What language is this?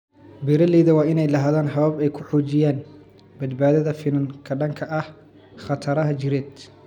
Somali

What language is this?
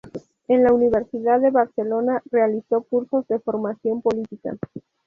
Spanish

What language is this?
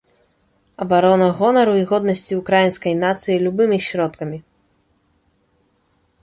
Belarusian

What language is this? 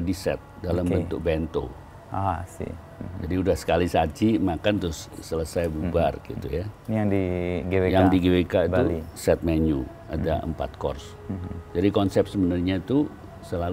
Indonesian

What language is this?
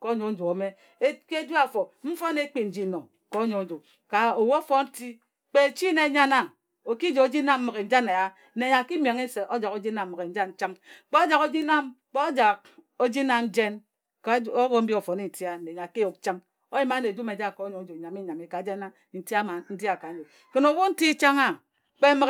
Ejagham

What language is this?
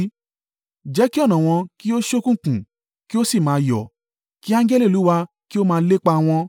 Yoruba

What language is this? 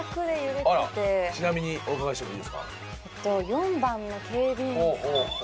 Japanese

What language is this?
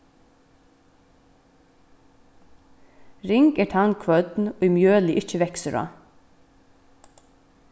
Faroese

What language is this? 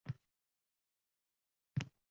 Uzbek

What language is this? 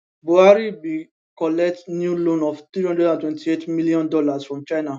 Nigerian Pidgin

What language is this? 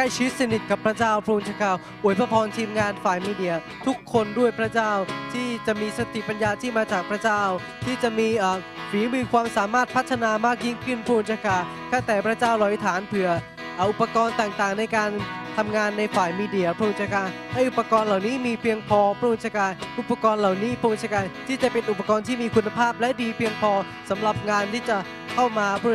Thai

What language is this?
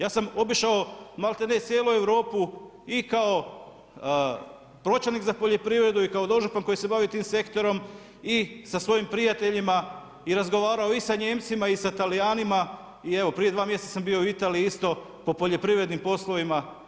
Croatian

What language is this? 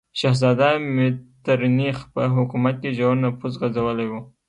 Pashto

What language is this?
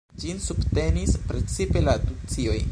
Esperanto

